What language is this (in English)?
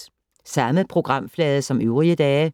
Danish